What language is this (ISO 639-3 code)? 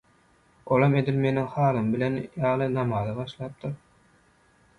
tuk